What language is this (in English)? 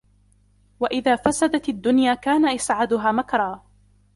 Arabic